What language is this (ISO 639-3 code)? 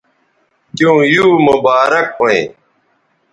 btv